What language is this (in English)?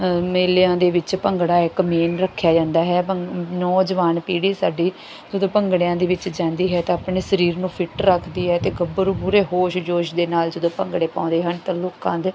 Punjabi